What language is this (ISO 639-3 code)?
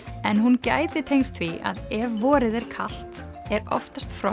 isl